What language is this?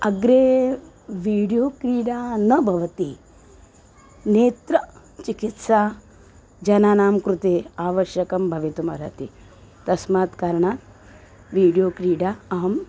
Sanskrit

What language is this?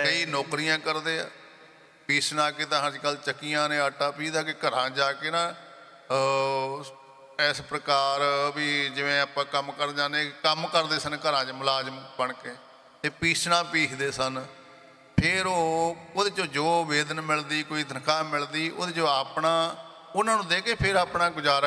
Punjabi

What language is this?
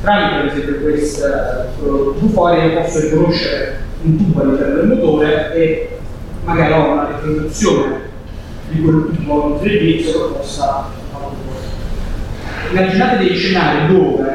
Italian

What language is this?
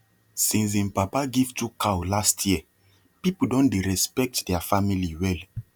Nigerian Pidgin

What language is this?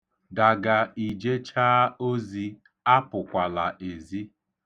Igbo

